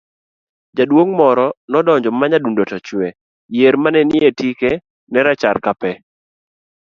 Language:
Luo (Kenya and Tanzania)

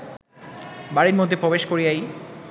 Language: Bangla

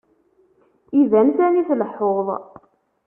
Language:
Kabyle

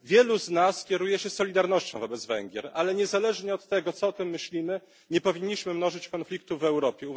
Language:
Polish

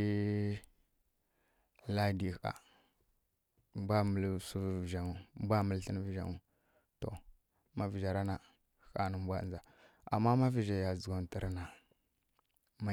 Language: Kirya-Konzəl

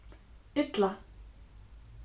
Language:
Faroese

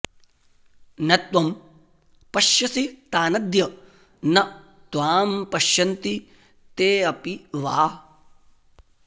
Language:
Sanskrit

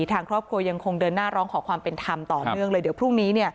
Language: Thai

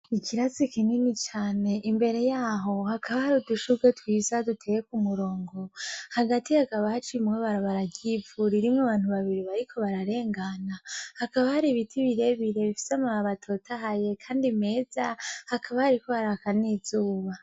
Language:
Rundi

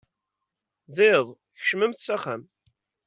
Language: Kabyle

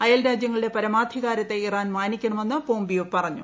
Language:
Malayalam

